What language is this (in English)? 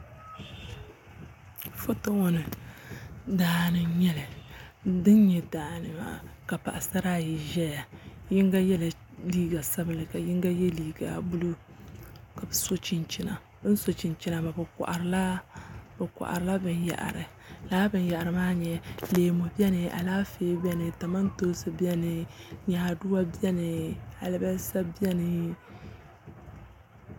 Dagbani